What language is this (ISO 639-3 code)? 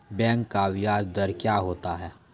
mai